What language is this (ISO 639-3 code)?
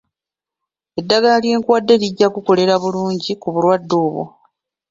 lug